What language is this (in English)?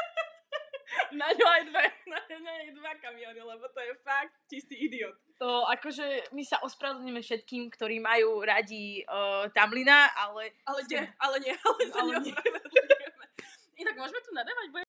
Slovak